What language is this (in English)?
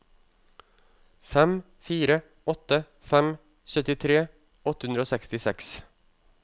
Norwegian